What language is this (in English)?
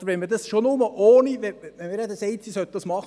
Swiss German